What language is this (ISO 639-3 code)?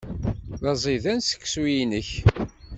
kab